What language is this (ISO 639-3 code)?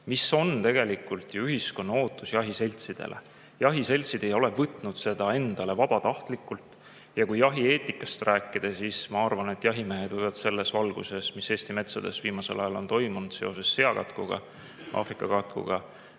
est